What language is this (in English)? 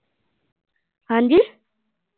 Punjabi